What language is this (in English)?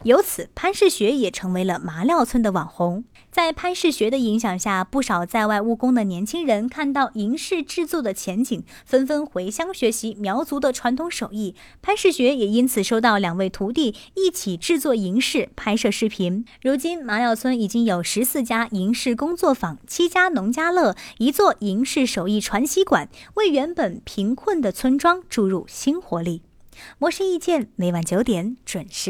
Chinese